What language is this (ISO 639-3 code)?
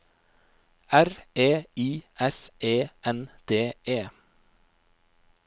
nor